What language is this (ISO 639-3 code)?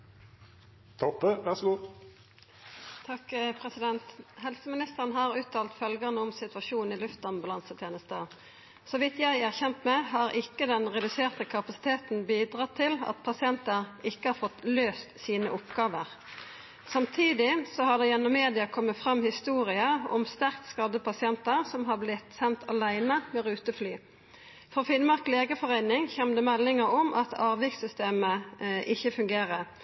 nno